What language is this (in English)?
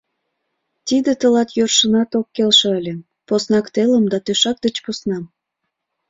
Mari